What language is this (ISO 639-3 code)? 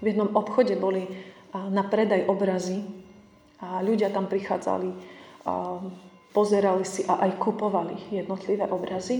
slk